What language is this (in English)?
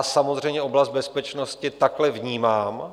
Czech